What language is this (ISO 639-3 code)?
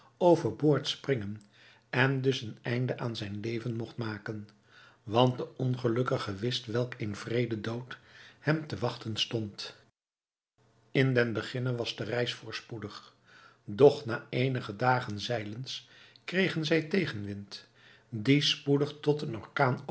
nld